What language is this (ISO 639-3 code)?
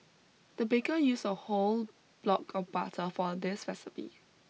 eng